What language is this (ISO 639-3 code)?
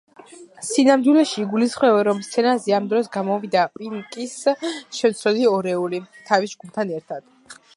kat